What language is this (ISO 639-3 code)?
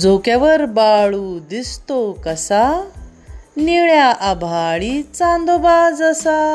mar